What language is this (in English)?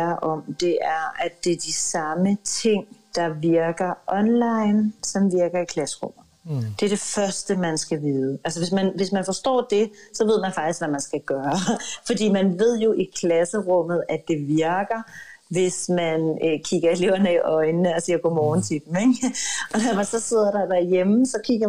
Danish